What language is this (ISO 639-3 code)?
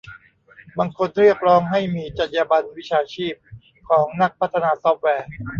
tha